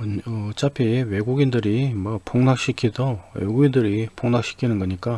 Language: Korean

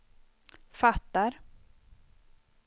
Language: Swedish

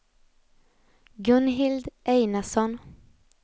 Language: Swedish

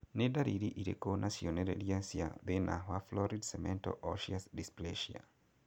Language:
Kikuyu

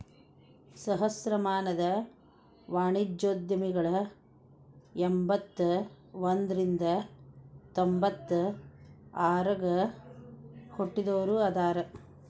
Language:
Kannada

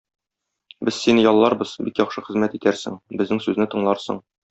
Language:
Tatar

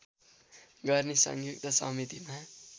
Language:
Nepali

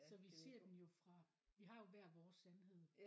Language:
Danish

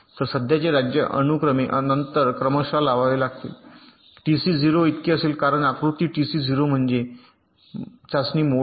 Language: Marathi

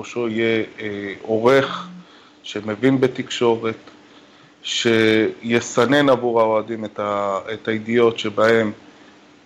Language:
Hebrew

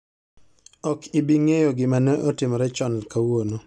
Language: Luo (Kenya and Tanzania)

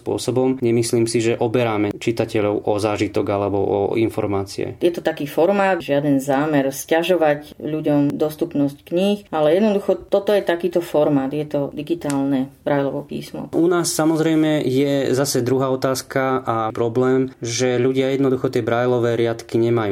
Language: Slovak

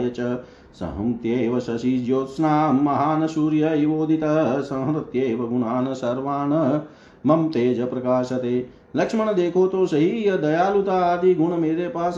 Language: Hindi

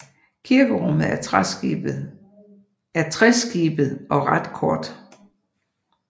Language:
Danish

